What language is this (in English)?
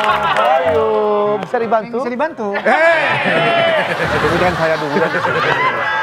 Indonesian